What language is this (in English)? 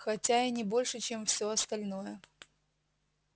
Russian